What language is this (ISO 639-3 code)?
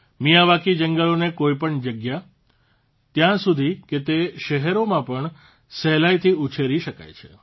guj